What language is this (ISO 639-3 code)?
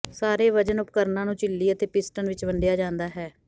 pan